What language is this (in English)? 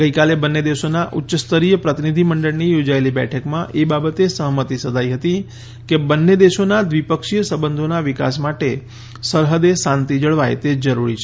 Gujarati